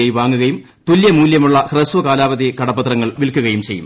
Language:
Malayalam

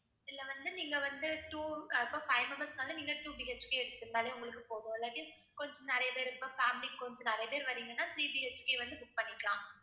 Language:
Tamil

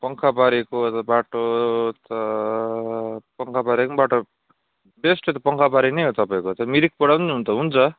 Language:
Nepali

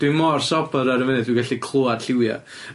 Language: Welsh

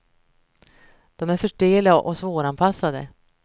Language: Swedish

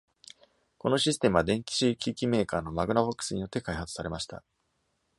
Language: Japanese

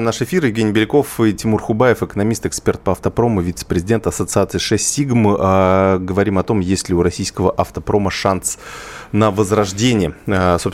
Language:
Russian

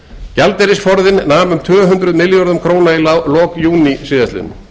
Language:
Icelandic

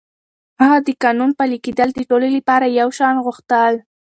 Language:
Pashto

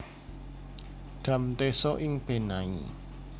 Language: Javanese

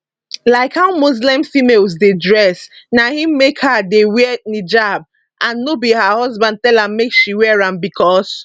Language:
Nigerian Pidgin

